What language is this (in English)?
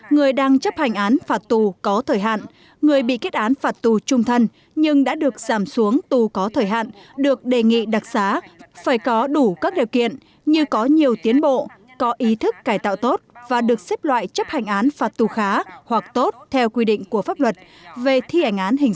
Vietnamese